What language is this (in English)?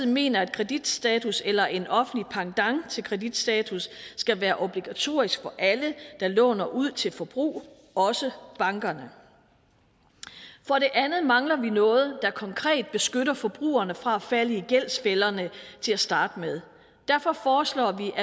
Danish